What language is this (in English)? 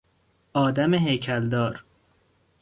Persian